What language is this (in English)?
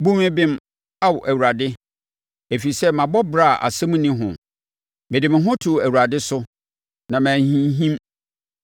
Akan